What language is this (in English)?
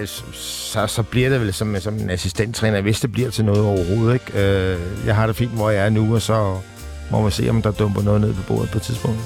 Danish